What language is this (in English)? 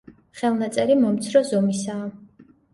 Georgian